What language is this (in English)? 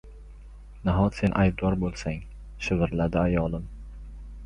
Uzbek